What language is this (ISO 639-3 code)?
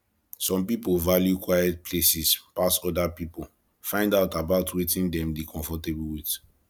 pcm